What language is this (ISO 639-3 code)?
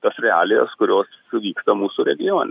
lit